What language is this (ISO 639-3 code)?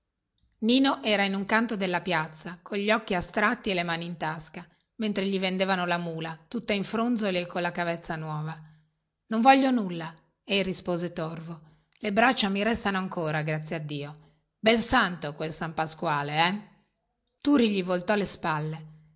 ita